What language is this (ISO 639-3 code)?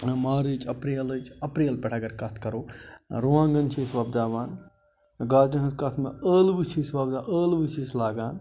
kas